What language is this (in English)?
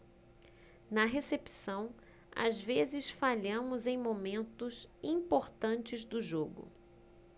Portuguese